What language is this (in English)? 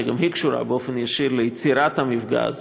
Hebrew